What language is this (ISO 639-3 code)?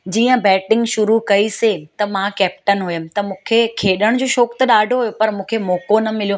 snd